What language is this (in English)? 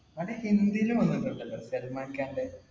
Malayalam